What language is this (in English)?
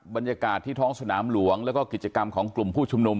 Thai